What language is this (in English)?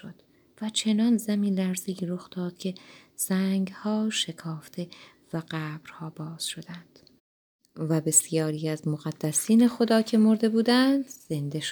Persian